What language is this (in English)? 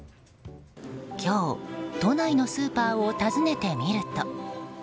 Japanese